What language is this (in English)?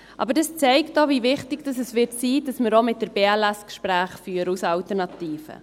Swiss German